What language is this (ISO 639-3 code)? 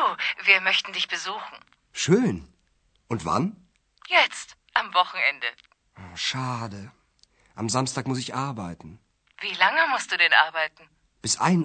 hrv